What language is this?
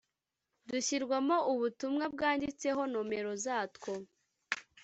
Kinyarwanda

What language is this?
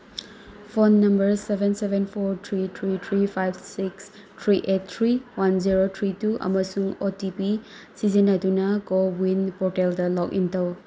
Manipuri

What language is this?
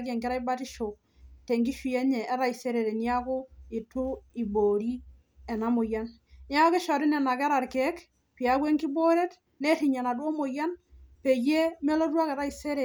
Masai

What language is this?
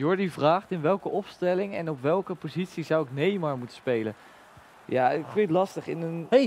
Dutch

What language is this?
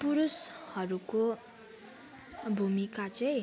Nepali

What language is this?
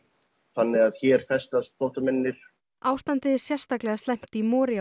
Icelandic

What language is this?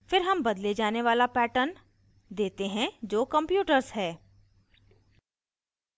Hindi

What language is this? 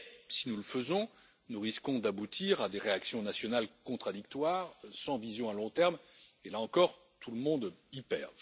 French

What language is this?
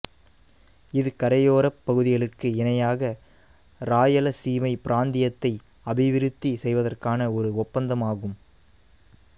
Tamil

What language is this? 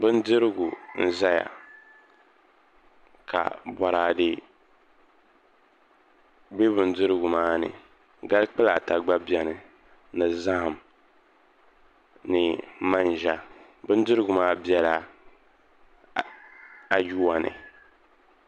Dagbani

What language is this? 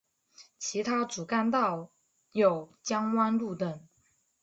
Chinese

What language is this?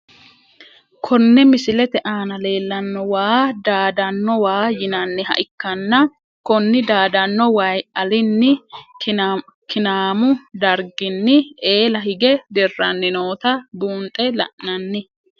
Sidamo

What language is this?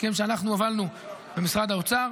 Hebrew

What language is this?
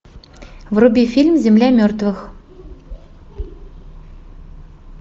Russian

